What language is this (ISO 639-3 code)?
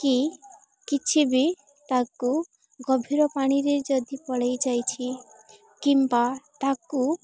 ori